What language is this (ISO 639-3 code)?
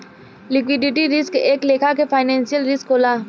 bho